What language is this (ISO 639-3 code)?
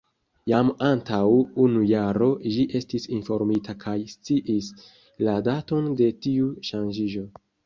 epo